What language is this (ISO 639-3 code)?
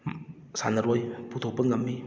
mni